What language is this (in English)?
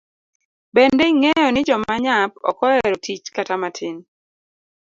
Luo (Kenya and Tanzania)